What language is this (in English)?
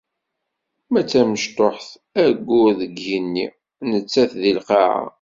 Kabyle